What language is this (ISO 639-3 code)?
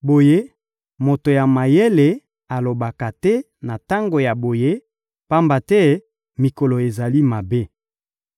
lin